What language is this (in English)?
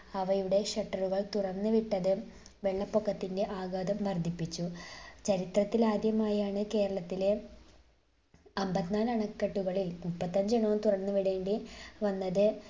Malayalam